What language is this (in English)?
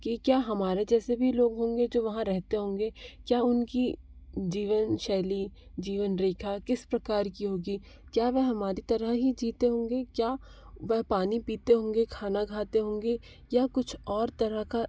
Hindi